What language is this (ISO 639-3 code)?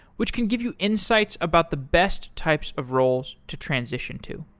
eng